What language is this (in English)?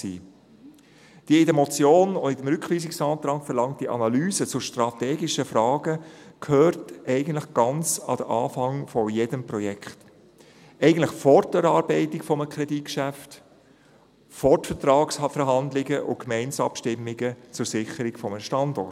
Swiss German